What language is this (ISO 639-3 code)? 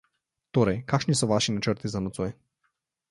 slv